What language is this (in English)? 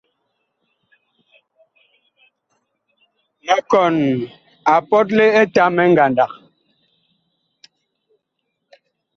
Bakoko